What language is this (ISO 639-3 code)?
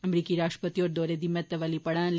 doi